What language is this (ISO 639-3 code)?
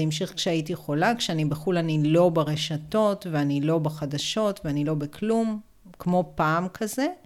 heb